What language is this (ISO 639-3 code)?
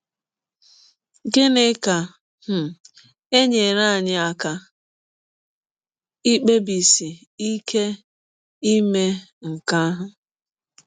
ibo